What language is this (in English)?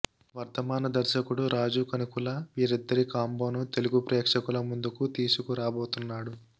Telugu